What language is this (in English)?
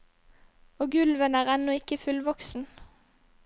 Norwegian